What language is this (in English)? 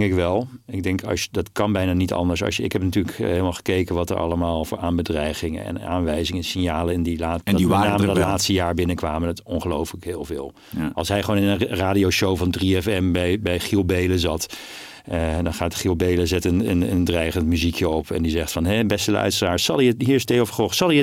Dutch